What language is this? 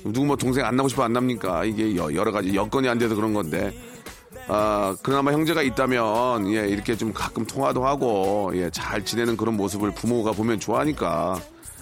Korean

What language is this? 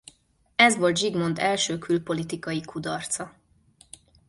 Hungarian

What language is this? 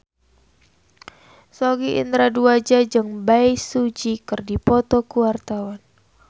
Sundanese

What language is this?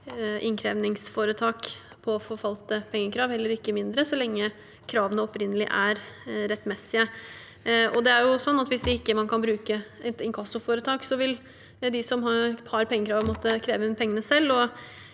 Norwegian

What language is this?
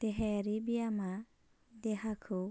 Bodo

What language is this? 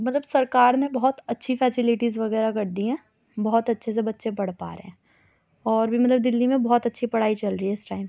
Urdu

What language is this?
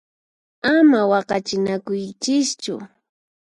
Puno Quechua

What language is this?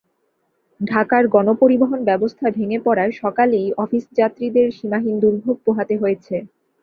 Bangla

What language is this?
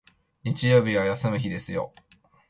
Japanese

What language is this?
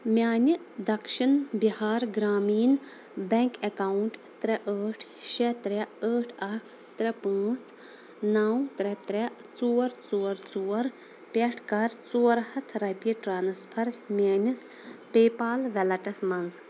Kashmiri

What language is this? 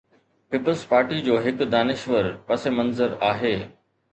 Sindhi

